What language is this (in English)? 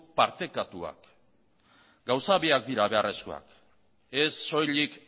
Basque